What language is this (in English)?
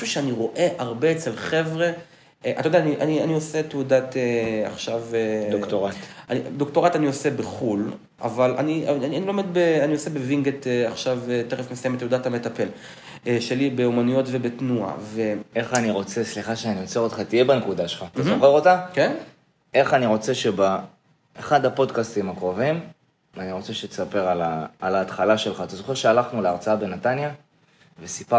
Hebrew